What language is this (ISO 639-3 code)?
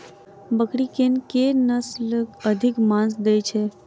mai